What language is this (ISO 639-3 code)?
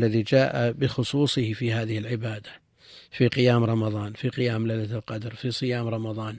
ara